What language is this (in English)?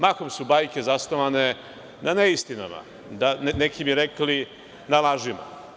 Serbian